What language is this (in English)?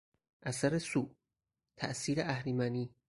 Persian